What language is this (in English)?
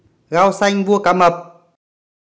Vietnamese